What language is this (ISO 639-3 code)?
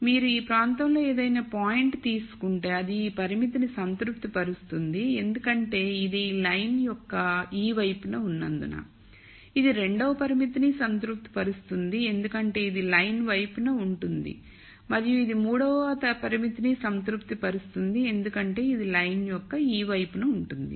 tel